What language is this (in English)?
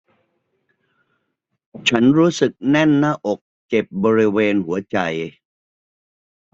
Thai